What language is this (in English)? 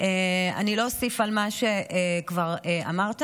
Hebrew